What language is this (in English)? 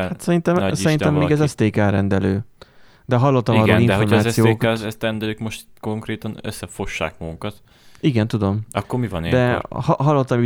Hungarian